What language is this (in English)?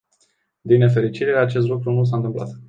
Romanian